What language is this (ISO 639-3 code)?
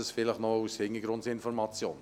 gsw